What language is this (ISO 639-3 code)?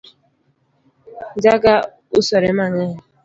luo